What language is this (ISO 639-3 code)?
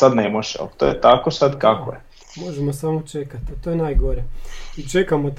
hrv